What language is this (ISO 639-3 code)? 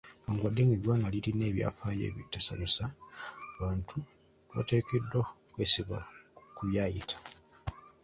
lug